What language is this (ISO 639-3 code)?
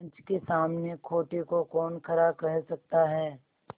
hin